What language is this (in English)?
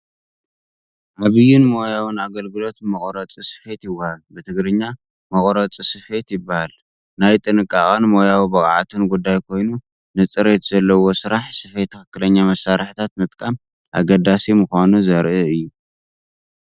Tigrinya